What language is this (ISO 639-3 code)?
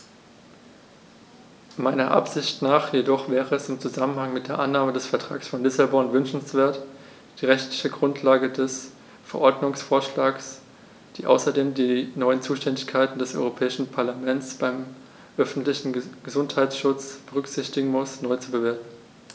deu